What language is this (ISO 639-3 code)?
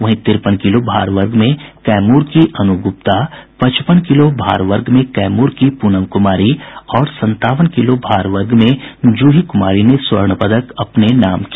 hin